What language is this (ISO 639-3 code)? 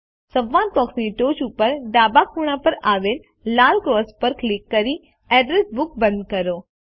guj